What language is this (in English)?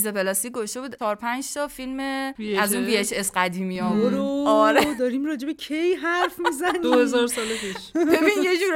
Persian